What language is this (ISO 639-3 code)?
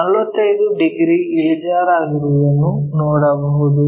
kan